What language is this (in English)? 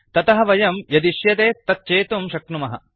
Sanskrit